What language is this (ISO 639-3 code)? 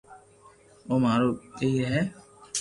lrk